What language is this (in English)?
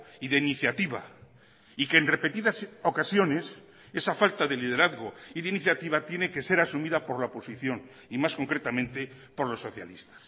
Spanish